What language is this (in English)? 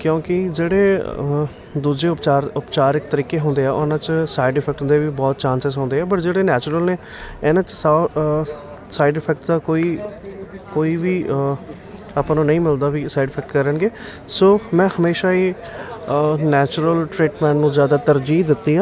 Punjabi